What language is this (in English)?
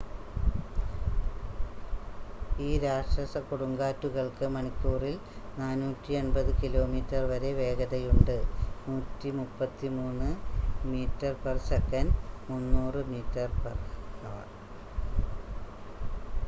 Malayalam